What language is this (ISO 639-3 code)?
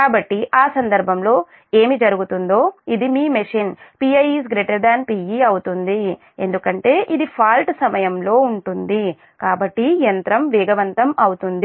tel